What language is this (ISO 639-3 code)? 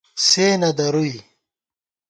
gwt